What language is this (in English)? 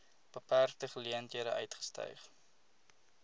Afrikaans